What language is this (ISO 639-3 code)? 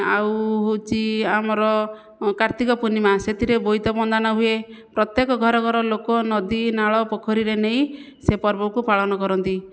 ori